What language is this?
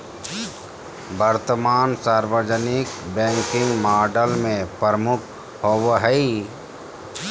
Magahi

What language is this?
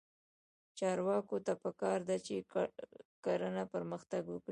Pashto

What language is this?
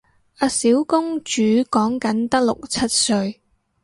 Cantonese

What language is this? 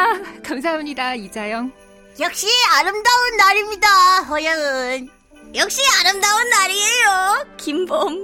Korean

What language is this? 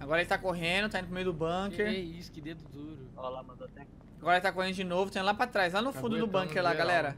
Portuguese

